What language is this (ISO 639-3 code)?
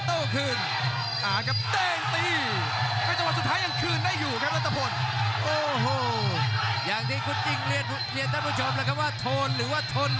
tha